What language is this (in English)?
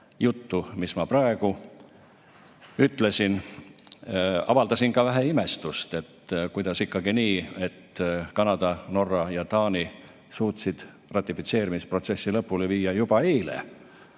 Estonian